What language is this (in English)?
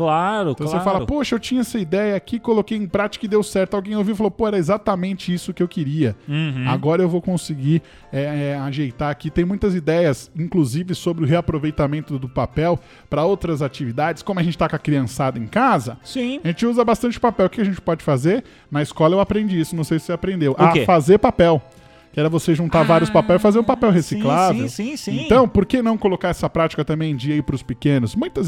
Portuguese